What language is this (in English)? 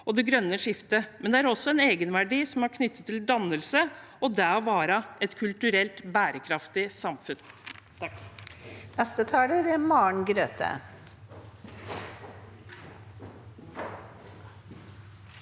Norwegian